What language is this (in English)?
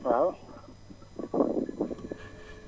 Wolof